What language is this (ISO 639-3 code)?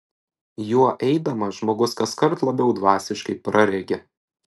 lit